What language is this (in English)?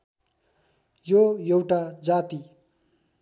Nepali